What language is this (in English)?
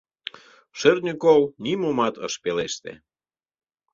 Mari